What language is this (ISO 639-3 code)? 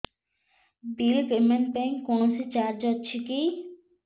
ori